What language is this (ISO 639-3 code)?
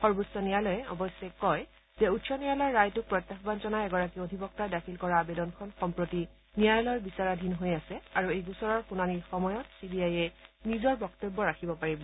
asm